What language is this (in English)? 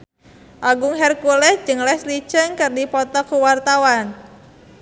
Sundanese